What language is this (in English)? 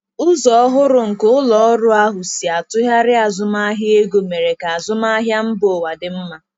Igbo